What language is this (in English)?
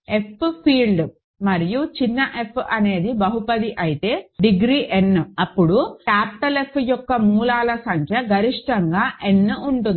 Telugu